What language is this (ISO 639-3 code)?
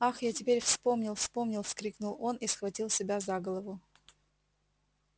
rus